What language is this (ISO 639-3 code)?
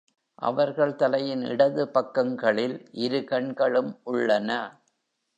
tam